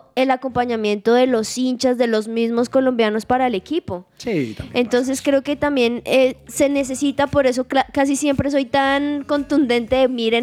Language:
Spanish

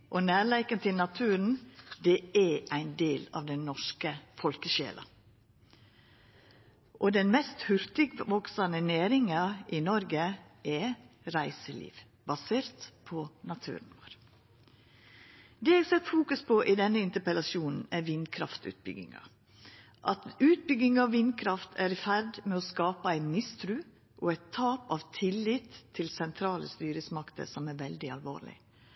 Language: Norwegian Nynorsk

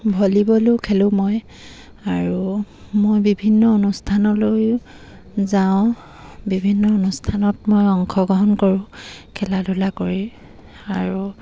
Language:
Assamese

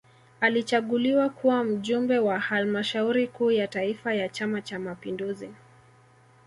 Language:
Swahili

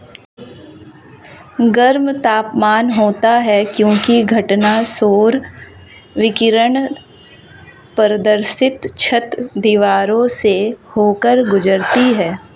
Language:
Hindi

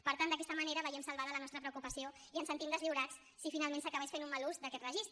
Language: Catalan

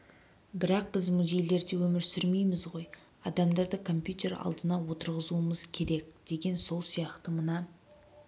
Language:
Kazakh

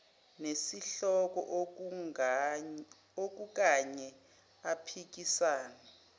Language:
Zulu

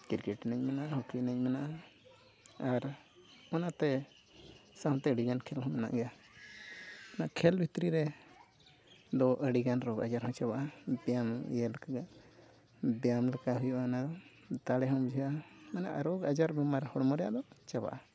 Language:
Santali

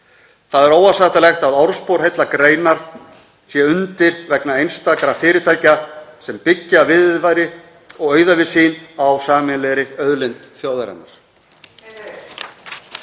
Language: Icelandic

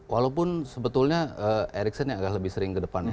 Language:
Indonesian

